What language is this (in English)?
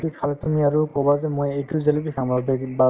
Assamese